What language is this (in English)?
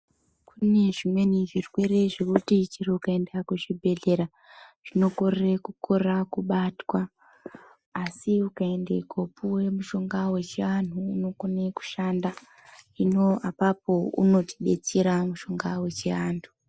Ndau